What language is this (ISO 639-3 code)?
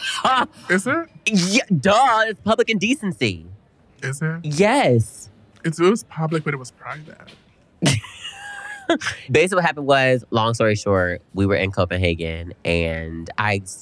eng